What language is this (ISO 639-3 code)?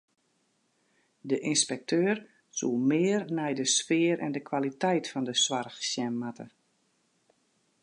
fry